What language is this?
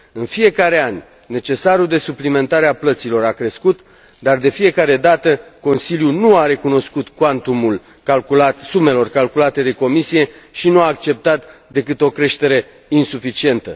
Romanian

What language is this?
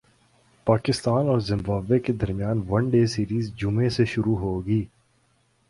Urdu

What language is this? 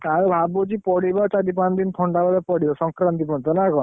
Odia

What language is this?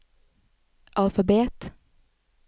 Norwegian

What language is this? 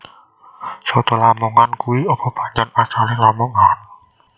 Javanese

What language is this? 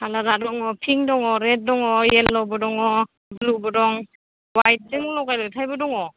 Bodo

